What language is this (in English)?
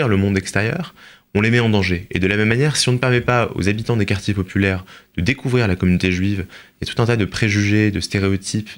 French